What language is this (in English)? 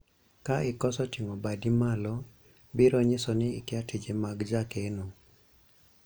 Luo (Kenya and Tanzania)